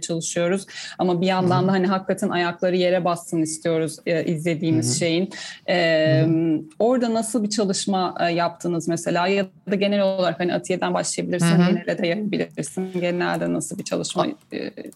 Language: Turkish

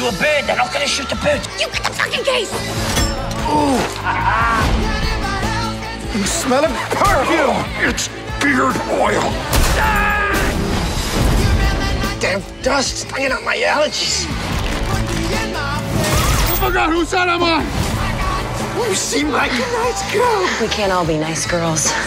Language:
English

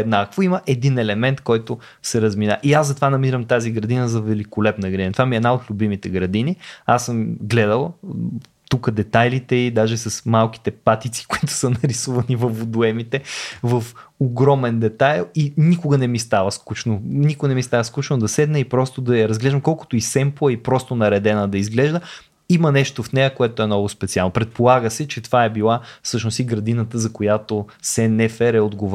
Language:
Bulgarian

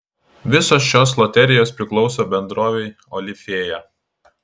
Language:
Lithuanian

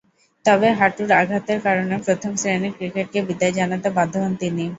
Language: Bangla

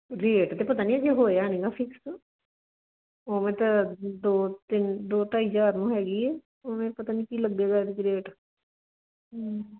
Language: Punjabi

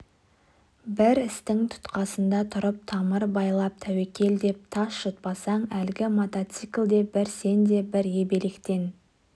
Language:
Kazakh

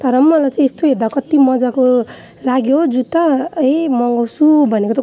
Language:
Nepali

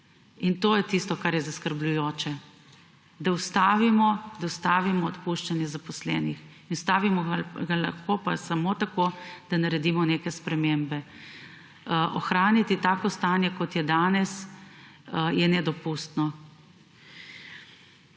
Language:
Slovenian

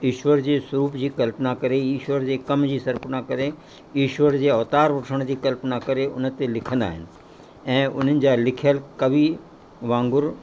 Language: Sindhi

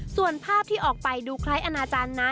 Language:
Thai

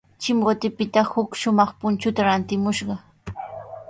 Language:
Sihuas Ancash Quechua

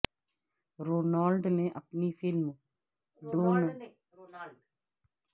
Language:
Urdu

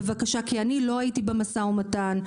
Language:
Hebrew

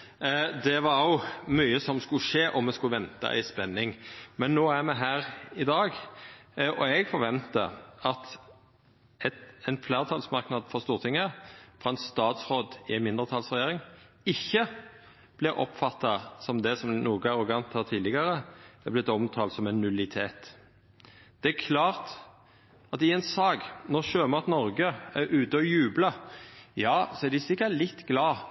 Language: Norwegian Nynorsk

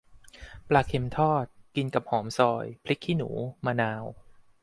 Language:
Thai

